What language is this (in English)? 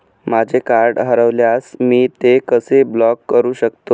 Marathi